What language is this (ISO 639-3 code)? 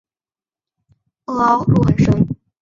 zho